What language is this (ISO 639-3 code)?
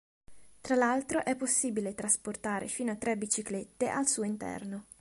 ita